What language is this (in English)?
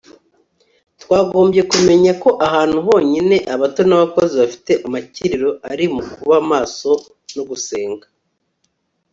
Kinyarwanda